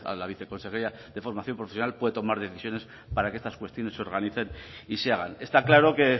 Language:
Spanish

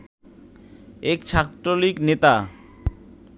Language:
Bangla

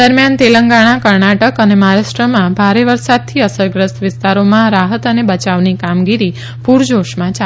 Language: Gujarati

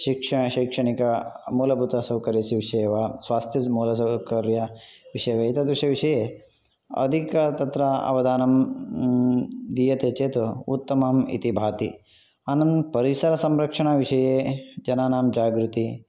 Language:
Sanskrit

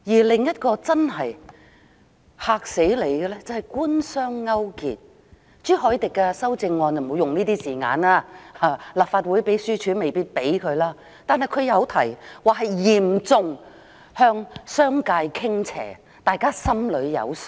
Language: Cantonese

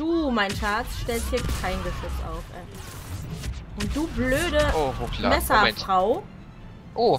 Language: German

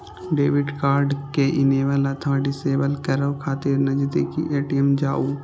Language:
Maithili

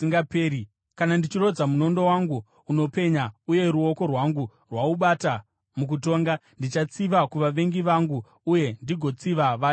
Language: Shona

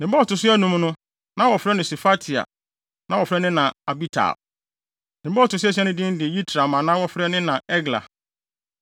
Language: Akan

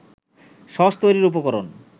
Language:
Bangla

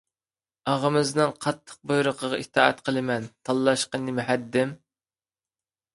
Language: Uyghur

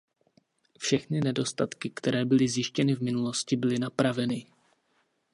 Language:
Czech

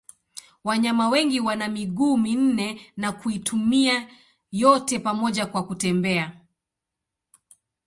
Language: Swahili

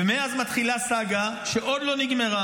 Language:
Hebrew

